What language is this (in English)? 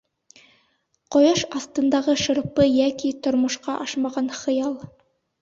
Bashkir